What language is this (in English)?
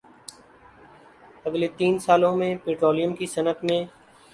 Urdu